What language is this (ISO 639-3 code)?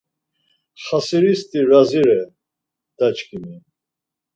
lzz